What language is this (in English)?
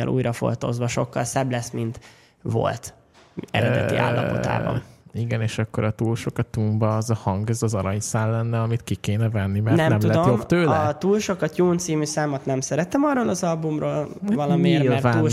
Hungarian